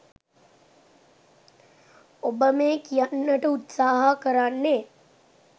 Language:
Sinhala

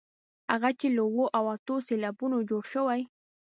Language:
Pashto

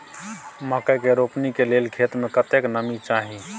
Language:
Maithili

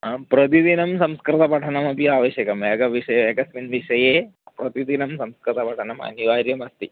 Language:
Sanskrit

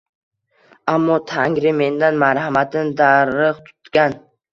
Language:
Uzbek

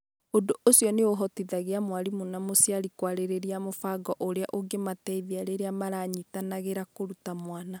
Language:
Kikuyu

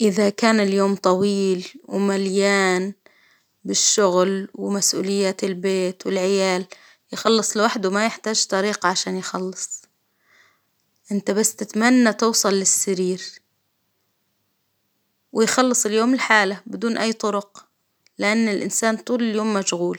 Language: Hijazi Arabic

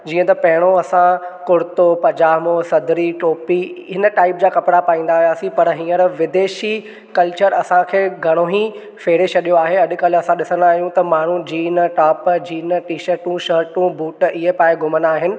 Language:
Sindhi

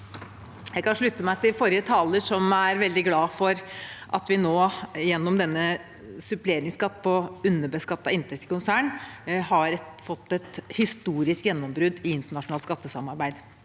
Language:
Norwegian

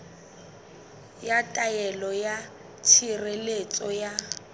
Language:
Southern Sotho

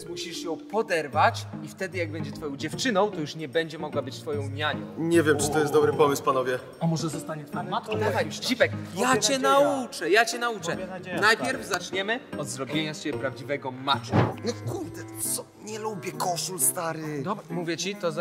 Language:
Polish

